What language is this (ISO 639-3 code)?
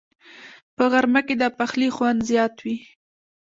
pus